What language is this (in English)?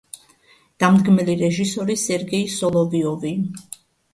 Georgian